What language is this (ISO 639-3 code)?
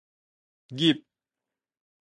nan